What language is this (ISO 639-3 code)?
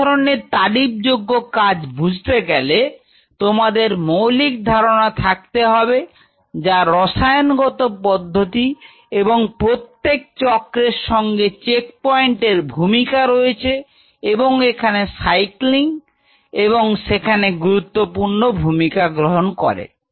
ben